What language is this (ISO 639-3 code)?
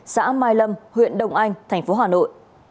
vie